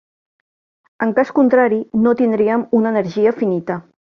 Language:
Catalan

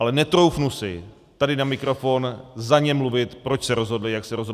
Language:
Czech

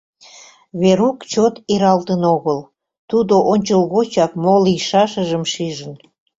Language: Mari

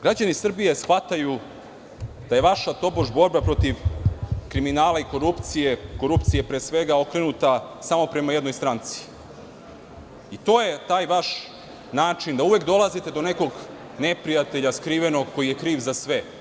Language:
Serbian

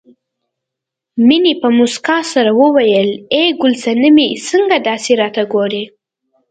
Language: Pashto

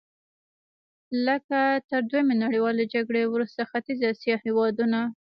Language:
Pashto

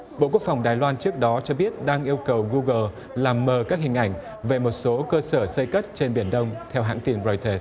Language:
Vietnamese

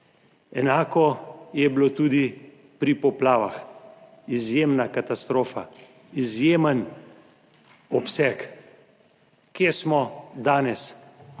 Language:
Slovenian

